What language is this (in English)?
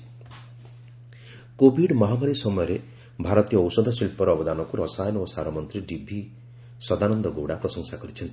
Odia